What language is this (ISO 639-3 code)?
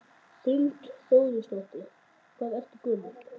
isl